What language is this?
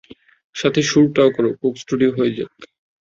Bangla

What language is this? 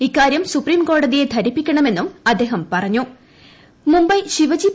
Malayalam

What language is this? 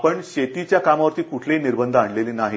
Marathi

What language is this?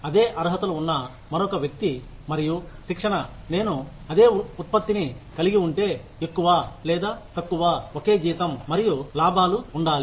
Telugu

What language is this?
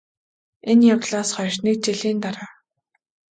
Mongolian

